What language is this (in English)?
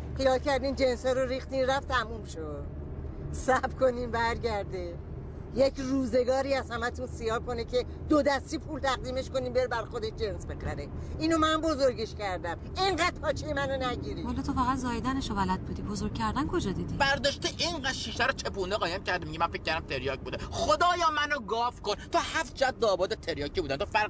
Persian